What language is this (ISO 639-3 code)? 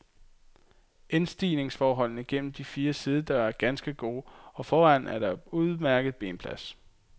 dan